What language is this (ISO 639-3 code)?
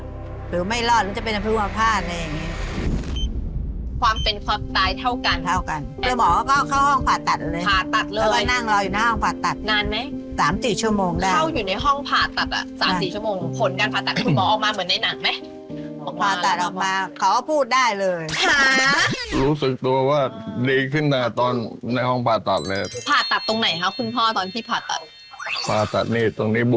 tha